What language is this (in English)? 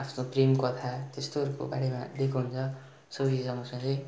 Nepali